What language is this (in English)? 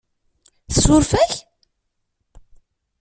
Kabyle